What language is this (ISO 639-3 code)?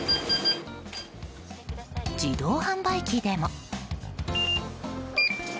jpn